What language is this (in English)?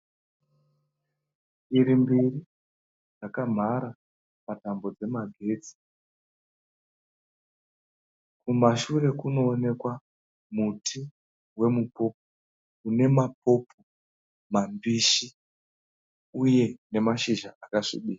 Shona